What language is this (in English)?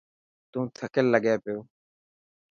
Dhatki